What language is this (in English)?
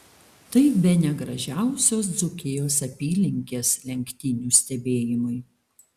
Lithuanian